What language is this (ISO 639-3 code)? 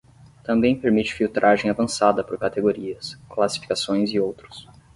por